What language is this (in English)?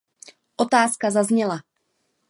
Czech